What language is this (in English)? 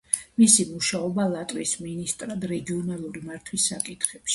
Georgian